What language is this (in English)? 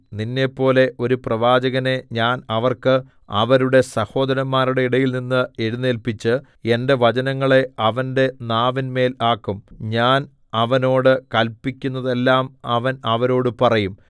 Malayalam